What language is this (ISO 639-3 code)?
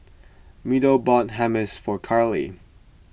eng